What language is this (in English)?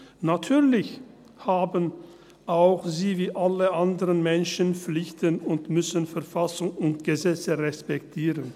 Swiss German